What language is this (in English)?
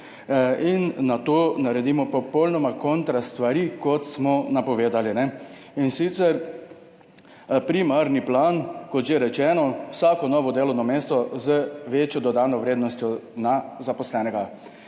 Slovenian